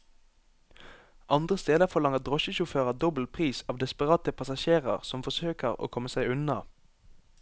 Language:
Norwegian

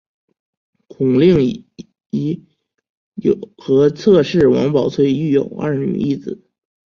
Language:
Chinese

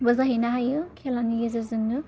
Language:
Bodo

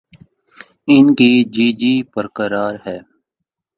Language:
Urdu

